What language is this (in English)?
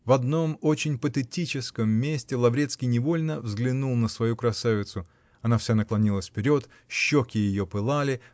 Russian